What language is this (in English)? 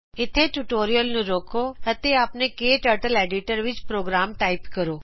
Punjabi